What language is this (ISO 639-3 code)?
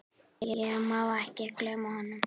isl